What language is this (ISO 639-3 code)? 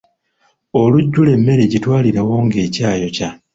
lug